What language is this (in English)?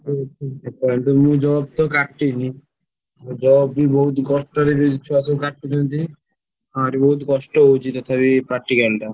Odia